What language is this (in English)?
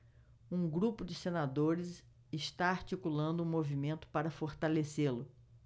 Portuguese